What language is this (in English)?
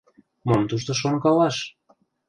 Mari